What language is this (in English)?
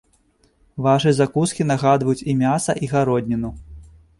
Belarusian